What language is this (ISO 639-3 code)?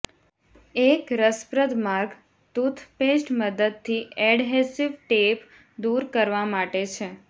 guj